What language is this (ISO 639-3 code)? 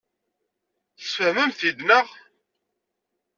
kab